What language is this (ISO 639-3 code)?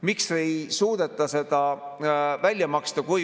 est